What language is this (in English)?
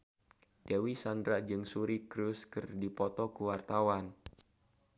Sundanese